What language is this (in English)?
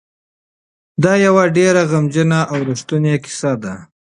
Pashto